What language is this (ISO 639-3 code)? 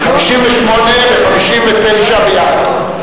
heb